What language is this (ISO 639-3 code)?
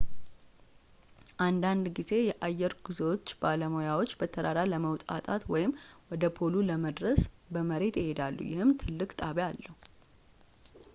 amh